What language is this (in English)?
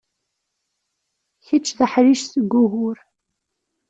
Kabyle